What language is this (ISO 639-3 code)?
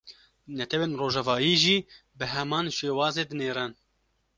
kur